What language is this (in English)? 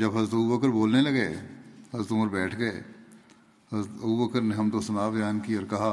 Urdu